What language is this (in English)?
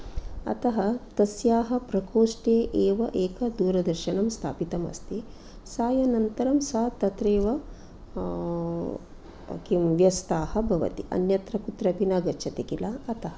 Sanskrit